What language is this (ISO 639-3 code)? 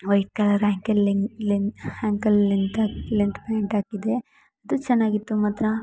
kan